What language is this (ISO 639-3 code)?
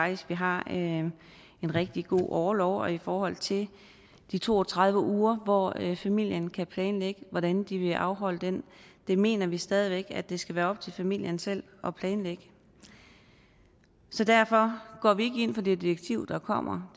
dan